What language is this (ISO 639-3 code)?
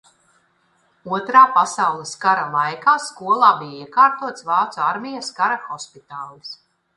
lav